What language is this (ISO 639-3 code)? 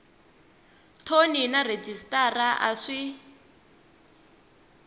tso